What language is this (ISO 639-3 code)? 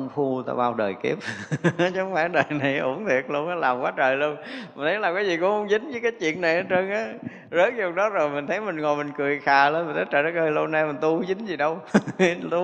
vie